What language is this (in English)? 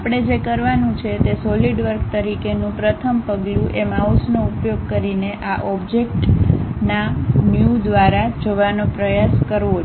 Gujarati